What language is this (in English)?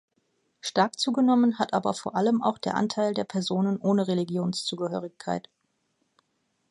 German